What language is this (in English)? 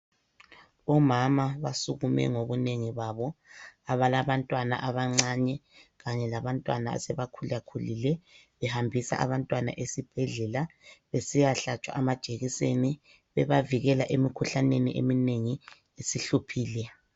North Ndebele